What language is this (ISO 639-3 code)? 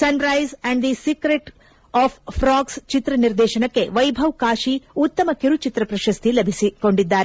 kan